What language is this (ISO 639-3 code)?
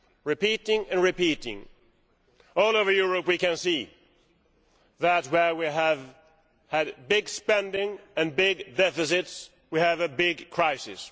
eng